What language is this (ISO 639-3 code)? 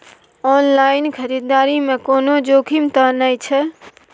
mai